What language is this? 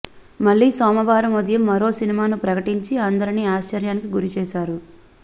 Telugu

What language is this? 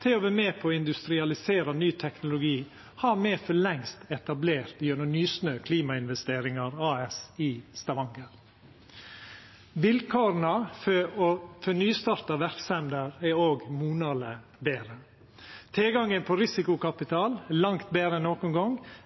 Norwegian Nynorsk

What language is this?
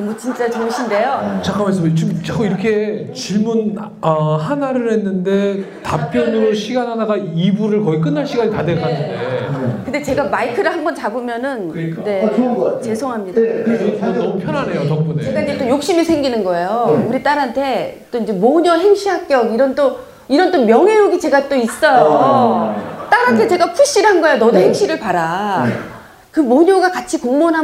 Korean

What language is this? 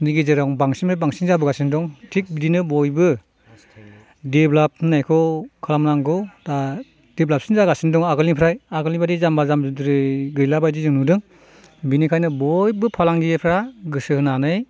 Bodo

